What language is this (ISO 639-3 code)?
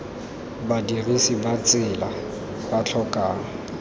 tsn